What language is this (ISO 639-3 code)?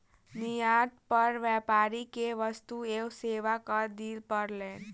mai